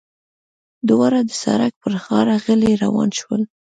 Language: Pashto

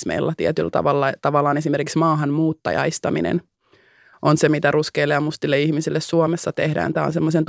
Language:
Finnish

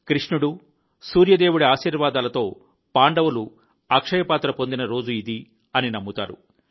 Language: Telugu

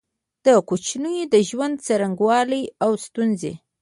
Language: Pashto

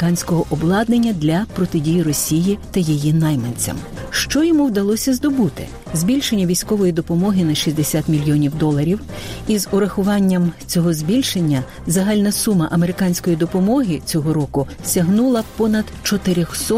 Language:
Ukrainian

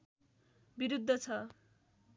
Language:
Nepali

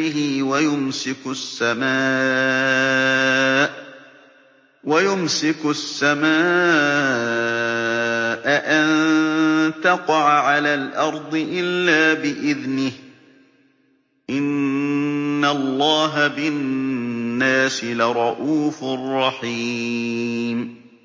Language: Arabic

